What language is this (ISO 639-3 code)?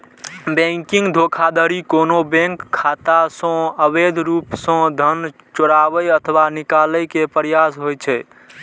mai